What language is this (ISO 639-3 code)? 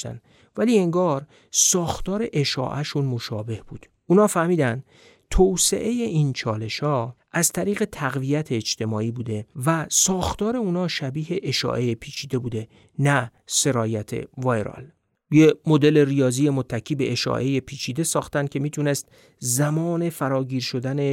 fas